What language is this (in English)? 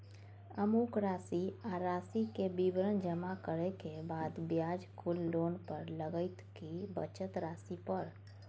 Maithili